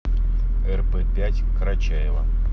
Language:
Russian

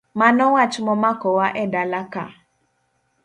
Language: Luo (Kenya and Tanzania)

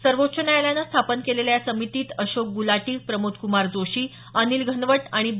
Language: Marathi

